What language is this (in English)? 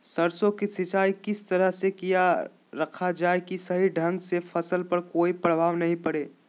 Magahi